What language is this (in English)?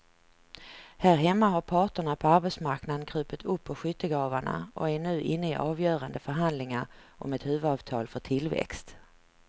Swedish